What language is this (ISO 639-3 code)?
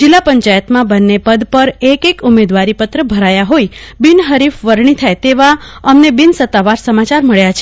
guj